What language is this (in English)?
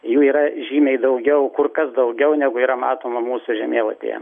Lithuanian